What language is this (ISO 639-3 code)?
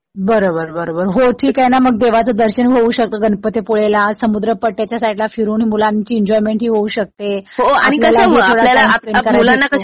mar